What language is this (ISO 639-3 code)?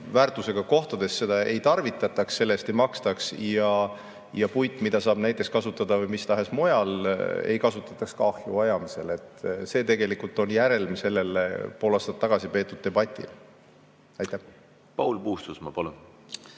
est